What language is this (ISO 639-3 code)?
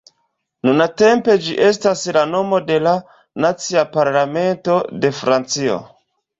epo